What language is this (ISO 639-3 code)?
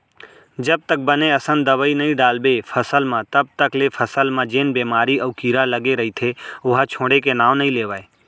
hne